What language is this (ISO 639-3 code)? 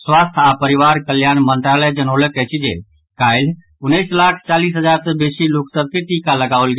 mai